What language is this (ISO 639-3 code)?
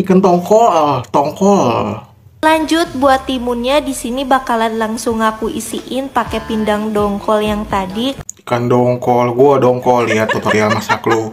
ind